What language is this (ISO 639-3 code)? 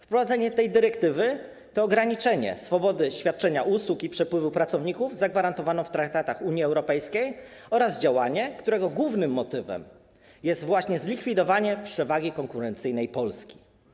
pol